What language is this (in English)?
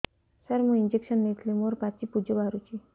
Odia